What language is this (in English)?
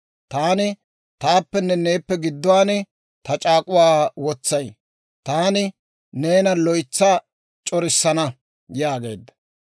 Dawro